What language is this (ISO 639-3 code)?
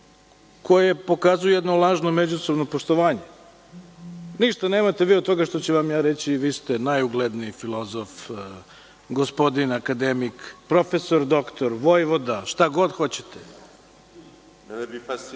srp